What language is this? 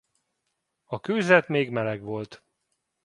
Hungarian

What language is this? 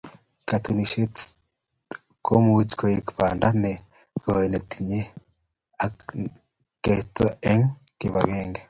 Kalenjin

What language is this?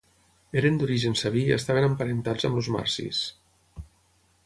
Catalan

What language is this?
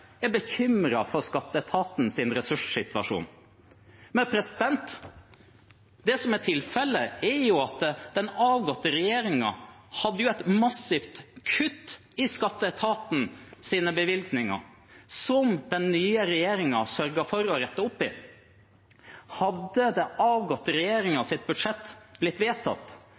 Norwegian Bokmål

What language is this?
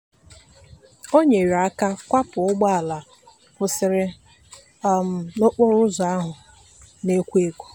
Igbo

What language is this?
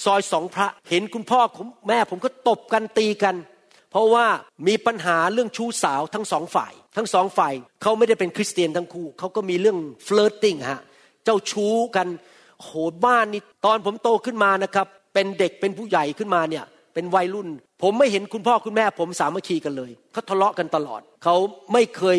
Thai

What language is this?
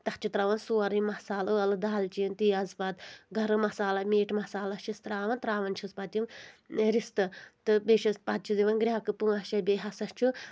Kashmiri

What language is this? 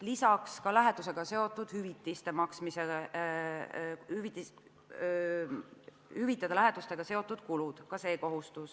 Estonian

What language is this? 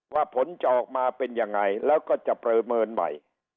Thai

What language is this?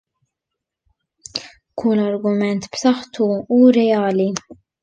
Maltese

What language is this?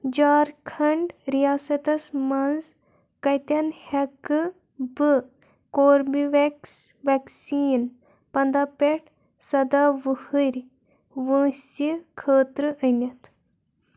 Kashmiri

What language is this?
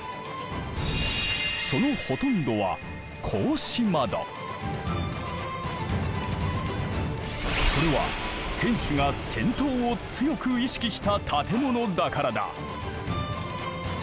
Japanese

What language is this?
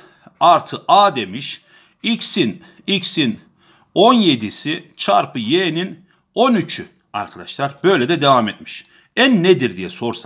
Turkish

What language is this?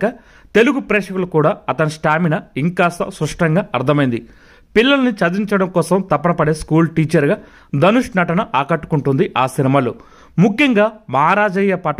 Telugu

